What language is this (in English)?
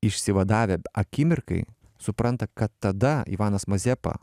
Lithuanian